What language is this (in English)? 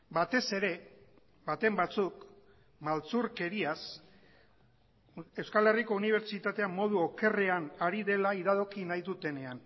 Basque